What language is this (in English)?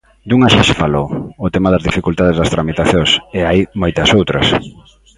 Galician